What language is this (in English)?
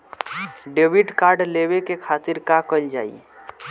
Bhojpuri